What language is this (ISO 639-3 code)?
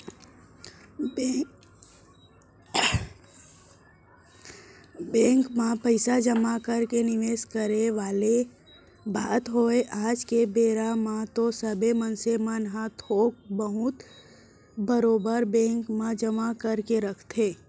hne